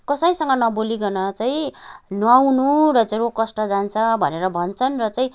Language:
Nepali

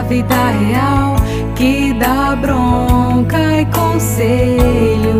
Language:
Portuguese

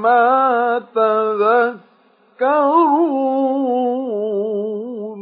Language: Arabic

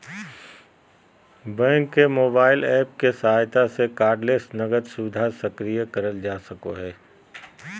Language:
Magahi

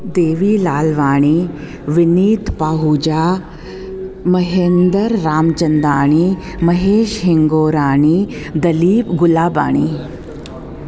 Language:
Sindhi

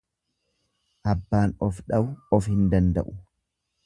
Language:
Oromo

